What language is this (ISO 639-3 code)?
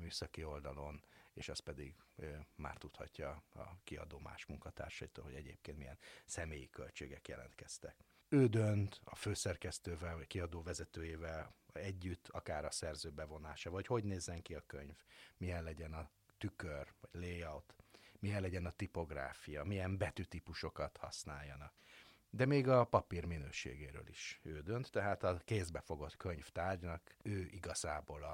hun